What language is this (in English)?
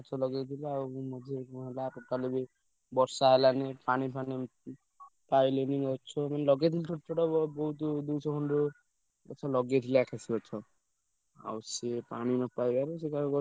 Odia